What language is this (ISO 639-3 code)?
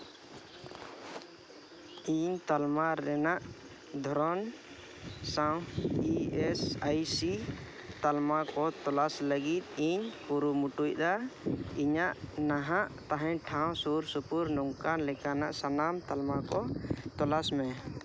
sat